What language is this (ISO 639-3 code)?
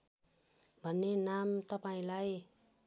nep